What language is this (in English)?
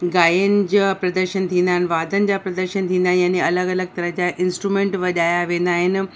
Sindhi